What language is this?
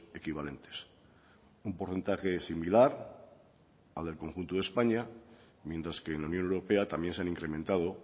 Spanish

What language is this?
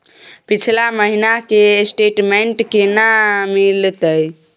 Maithili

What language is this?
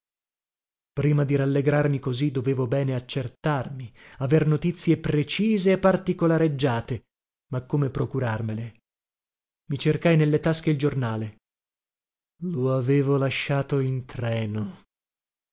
Italian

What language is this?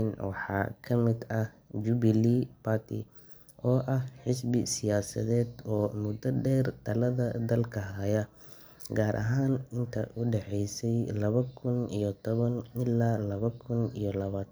Somali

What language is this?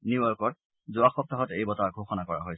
Assamese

